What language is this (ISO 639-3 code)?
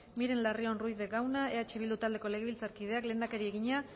eus